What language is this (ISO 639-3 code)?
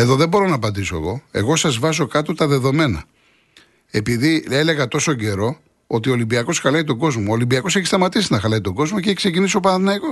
ell